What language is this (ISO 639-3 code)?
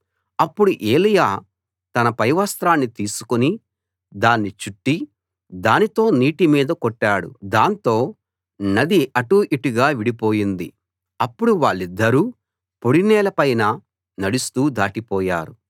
tel